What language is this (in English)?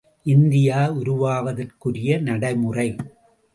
Tamil